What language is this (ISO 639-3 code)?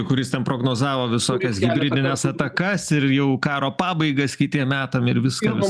lit